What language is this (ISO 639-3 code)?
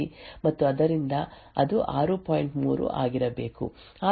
kan